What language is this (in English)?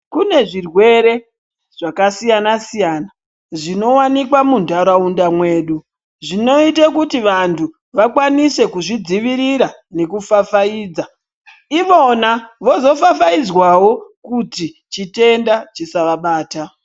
Ndau